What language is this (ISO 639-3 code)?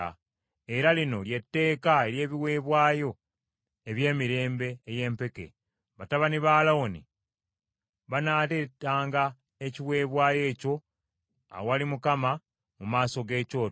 lug